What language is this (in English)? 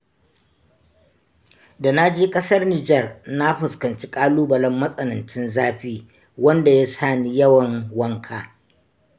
Hausa